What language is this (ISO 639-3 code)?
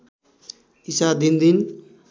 nep